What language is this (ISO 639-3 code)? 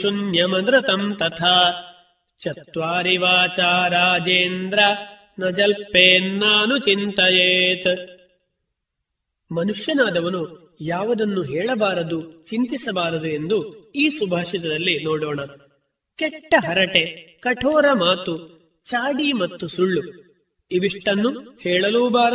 kan